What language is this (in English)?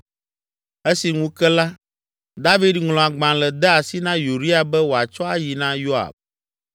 Ewe